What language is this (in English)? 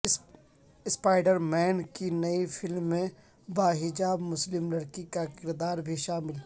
Urdu